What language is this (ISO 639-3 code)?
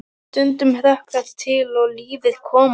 isl